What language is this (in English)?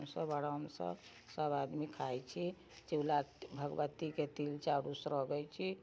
Maithili